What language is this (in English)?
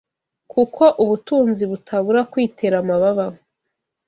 Kinyarwanda